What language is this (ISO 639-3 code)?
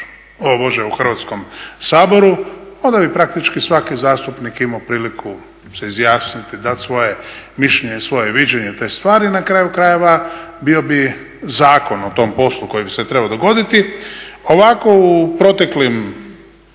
hrv